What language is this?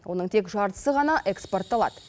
Kazakh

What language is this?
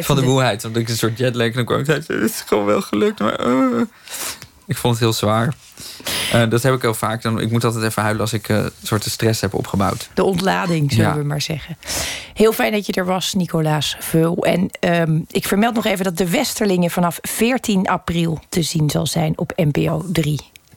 Dutch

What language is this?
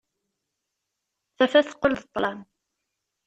Kabyle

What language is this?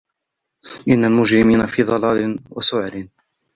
Arabic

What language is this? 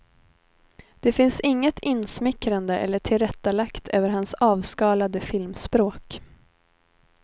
Swedish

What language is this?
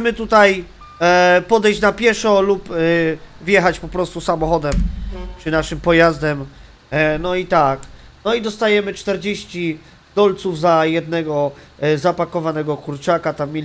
Polish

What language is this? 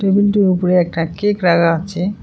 Bangla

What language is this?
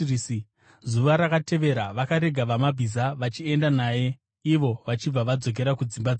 Shona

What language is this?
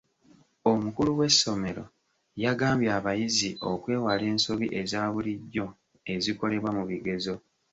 Ganda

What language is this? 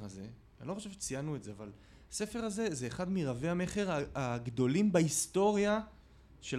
Hebrew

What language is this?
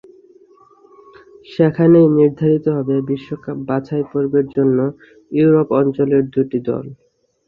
Bangla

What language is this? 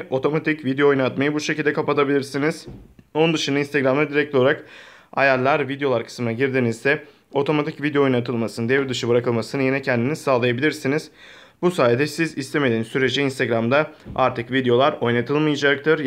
Turkish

